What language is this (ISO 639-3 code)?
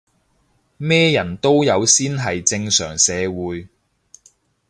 yue